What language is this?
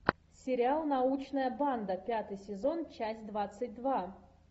Russian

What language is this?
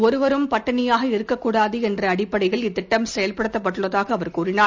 Tamil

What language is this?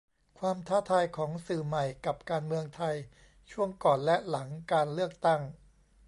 Thai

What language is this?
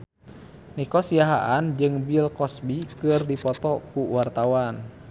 Sundanese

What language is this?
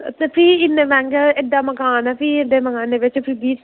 Dogri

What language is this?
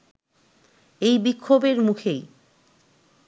Bangla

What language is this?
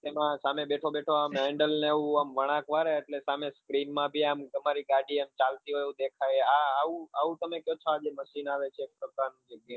Gujarati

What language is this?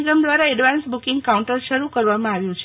Gujarati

